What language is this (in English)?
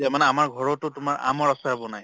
Assamese